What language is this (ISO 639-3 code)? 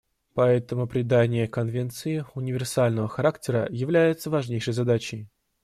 rus